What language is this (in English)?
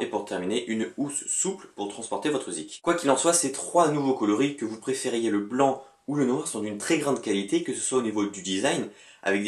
French